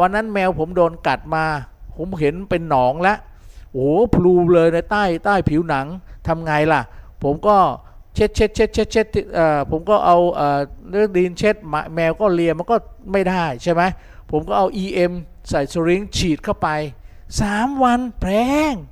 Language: Thai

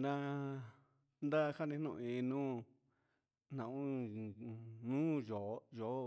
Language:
Huitepec Mixtec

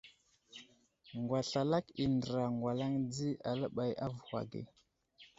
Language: Wuzlam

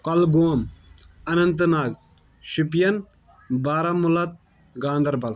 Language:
Kashmiri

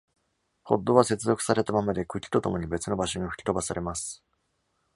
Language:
Japanese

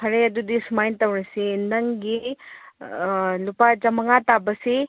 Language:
Manipuri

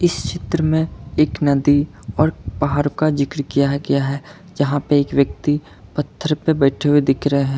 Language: Hindi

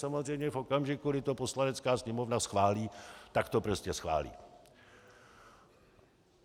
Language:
Czech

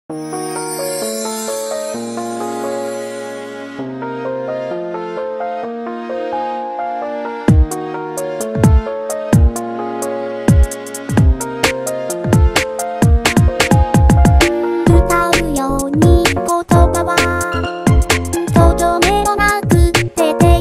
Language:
Bulgarian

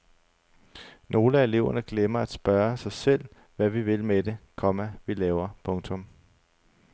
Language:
Danish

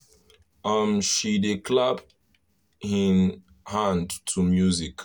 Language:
Nigerian Pidgin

